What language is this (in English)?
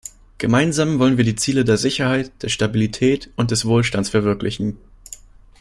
German